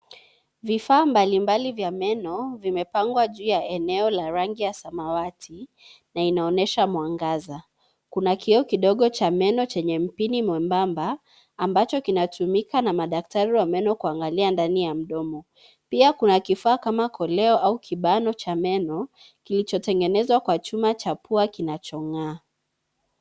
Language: Swahili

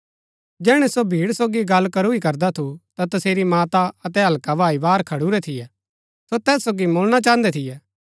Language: Gaddi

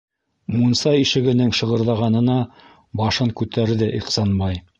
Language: Bashkir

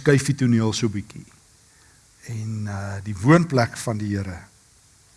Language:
Dutch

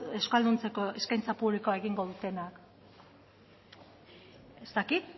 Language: Basque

